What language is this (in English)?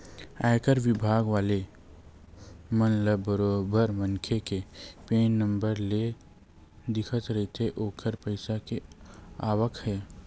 Chhattisgarhi